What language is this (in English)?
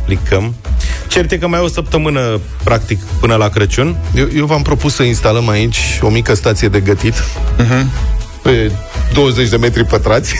Romanian